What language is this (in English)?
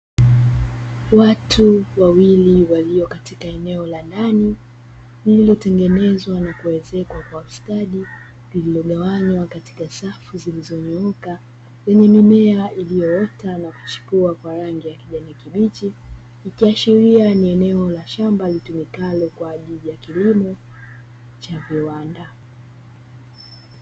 Swahili